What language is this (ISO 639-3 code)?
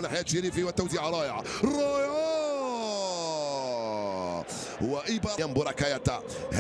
ara